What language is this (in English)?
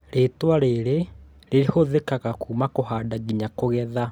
Kikuyu